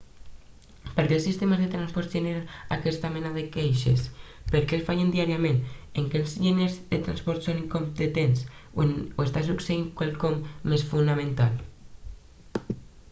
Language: Catalan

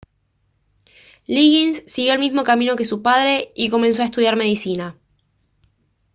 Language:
Spanish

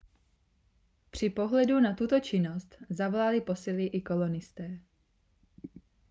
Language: Czech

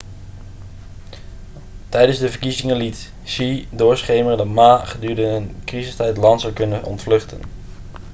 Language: Dutch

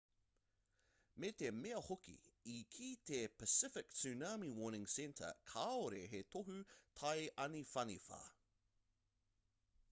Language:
Māori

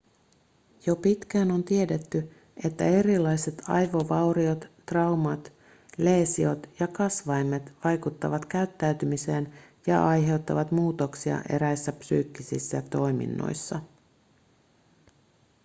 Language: Finnish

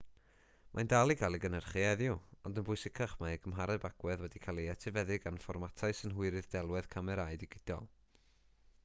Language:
Welsh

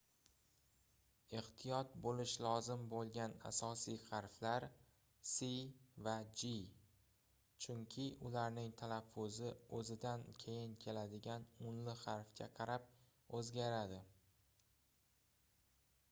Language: Uzbek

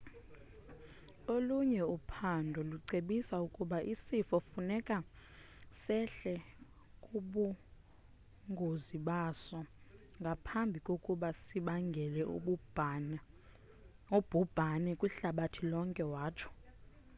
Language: Xhosa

